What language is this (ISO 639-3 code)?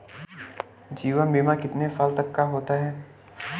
hin